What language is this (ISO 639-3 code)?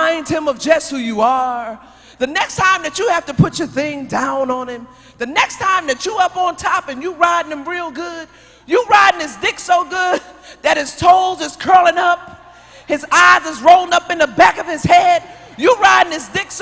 eng